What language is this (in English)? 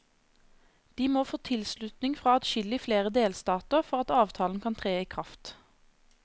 Norwegian